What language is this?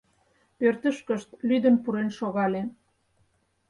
Mari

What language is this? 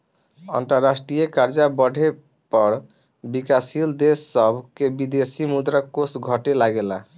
Bhojpuri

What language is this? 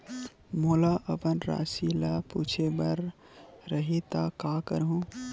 Chhattisgarhi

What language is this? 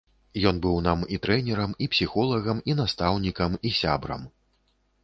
Belarusian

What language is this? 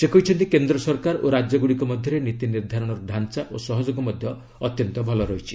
Odia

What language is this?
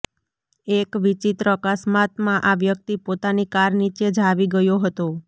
Gujarati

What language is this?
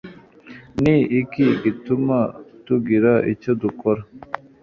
Kinyarwanda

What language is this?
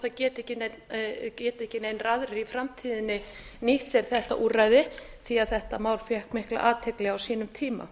Icelandic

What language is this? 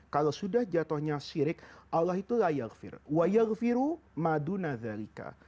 Indonesian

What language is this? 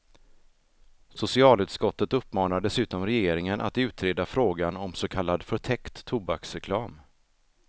Swedish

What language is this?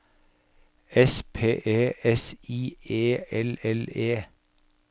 Norwegian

